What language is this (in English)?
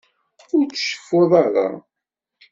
Kabyle